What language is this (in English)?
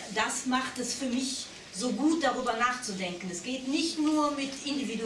German